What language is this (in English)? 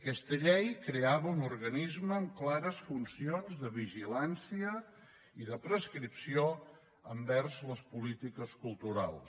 Catalan